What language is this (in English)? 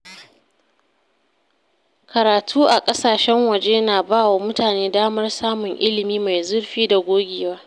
Hausa